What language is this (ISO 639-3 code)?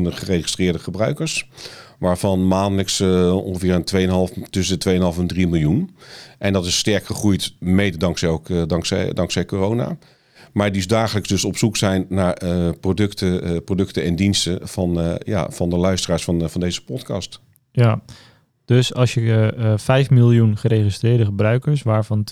nld